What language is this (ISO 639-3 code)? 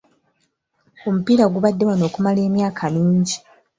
lug